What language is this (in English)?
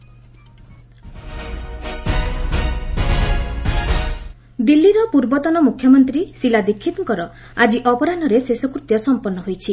Odia